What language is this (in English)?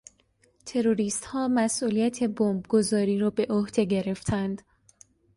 Persian